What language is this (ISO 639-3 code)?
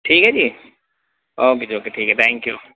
urd